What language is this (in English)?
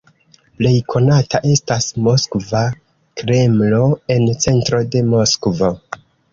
Esperanto